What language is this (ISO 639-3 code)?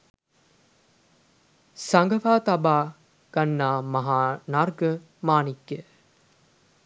sin